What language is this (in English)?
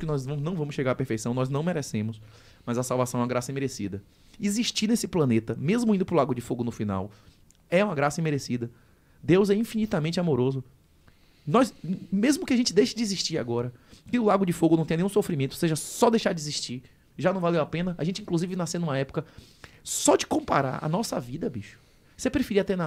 Portuguese